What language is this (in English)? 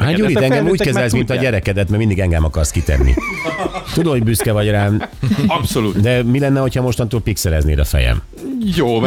Hungarian